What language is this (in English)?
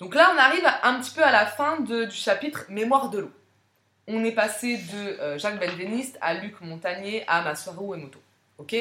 French